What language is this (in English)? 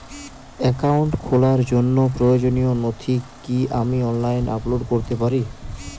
Bangla